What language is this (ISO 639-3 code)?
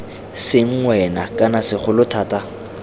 tsn